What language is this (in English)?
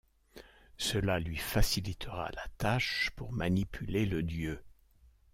French